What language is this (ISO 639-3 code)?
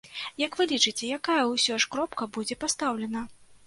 bel